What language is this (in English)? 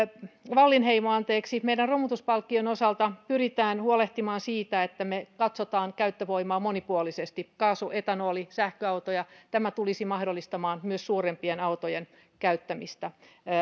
Finnish